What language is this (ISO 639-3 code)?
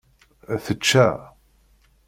kab